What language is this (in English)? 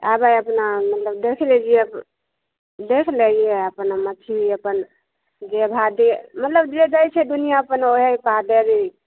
Maithili